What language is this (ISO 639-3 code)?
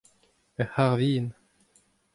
bre